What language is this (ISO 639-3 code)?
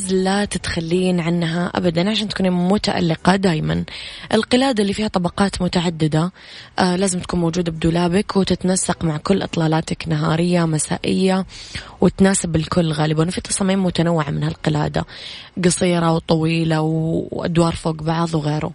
ara